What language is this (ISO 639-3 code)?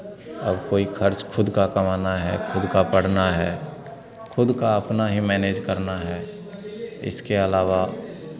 hin